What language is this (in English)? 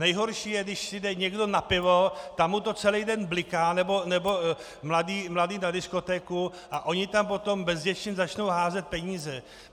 Czech